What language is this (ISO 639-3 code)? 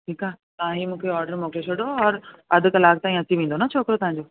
snd